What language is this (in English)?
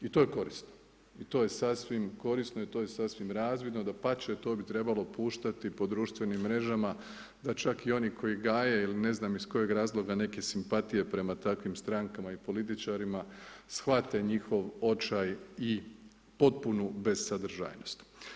Croatian